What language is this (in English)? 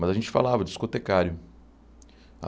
Portuguese